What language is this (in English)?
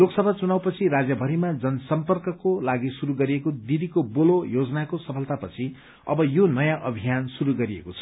Nepali